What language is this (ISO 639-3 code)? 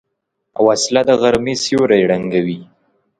pus